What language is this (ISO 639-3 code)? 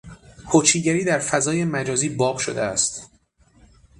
fas